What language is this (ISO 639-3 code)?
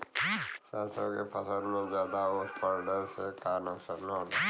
bho